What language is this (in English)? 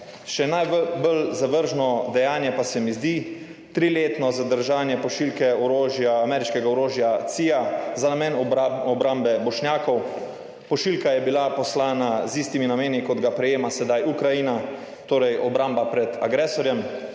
Slovenian